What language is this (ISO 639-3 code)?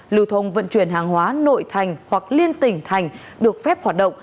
vie